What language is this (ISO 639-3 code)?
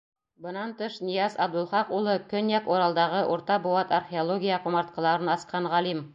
bak